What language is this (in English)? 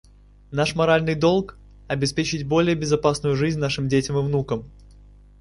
Russian